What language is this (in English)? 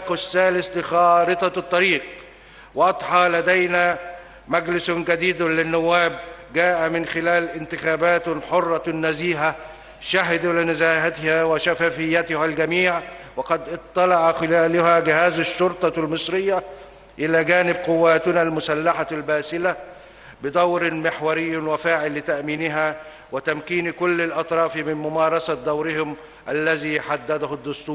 Arabic